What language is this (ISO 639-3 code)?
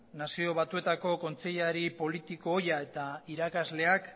eus